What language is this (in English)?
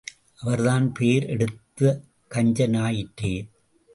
Tamil